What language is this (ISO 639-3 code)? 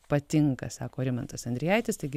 lit